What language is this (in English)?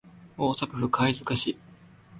Japanese